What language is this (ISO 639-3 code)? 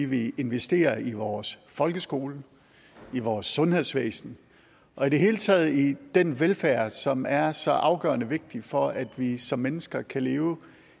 dan